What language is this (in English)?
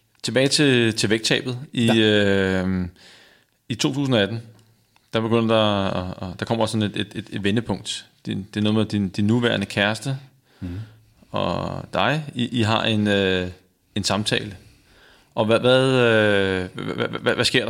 Danish